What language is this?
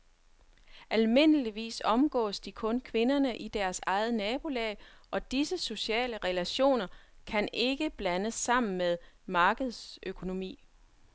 Danish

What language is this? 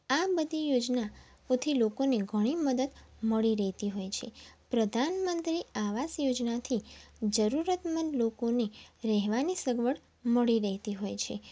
Gujarati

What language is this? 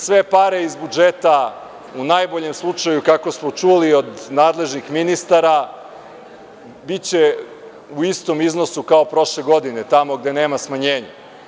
Serbian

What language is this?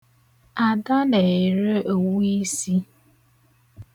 Igbo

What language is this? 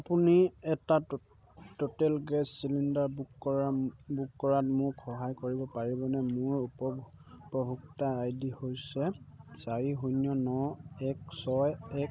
Assamese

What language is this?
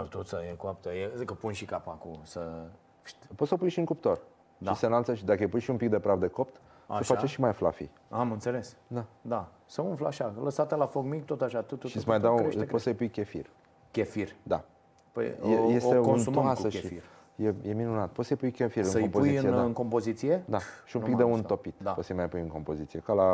Romanian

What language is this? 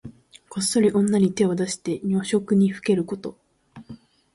Japanese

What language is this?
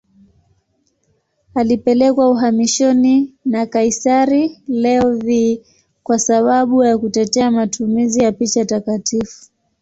Swahili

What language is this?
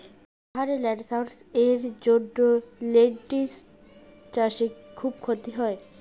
Bangla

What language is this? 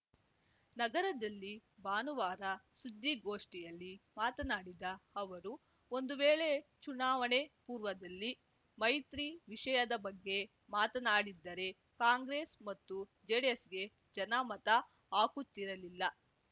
Kannada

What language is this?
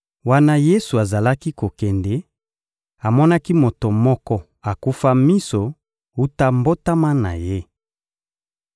Lingala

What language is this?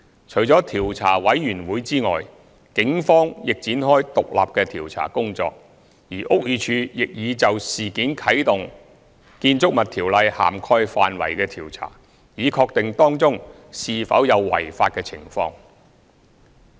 Cantonese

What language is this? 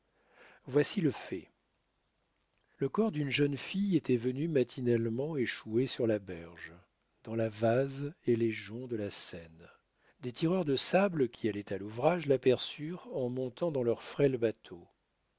French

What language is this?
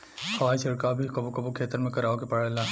Bhojpuri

